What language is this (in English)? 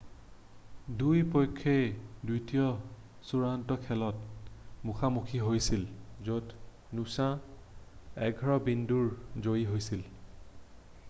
Assamese